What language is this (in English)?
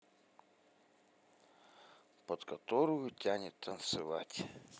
Russian